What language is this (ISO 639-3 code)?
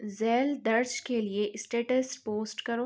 urd